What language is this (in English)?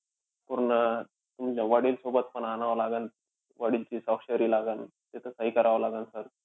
Marathi